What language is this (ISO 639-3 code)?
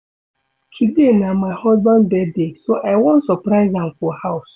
pcm